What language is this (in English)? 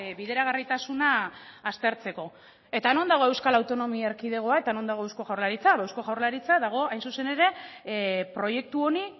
Basque